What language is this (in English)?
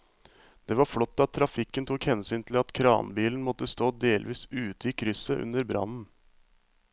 Norwegian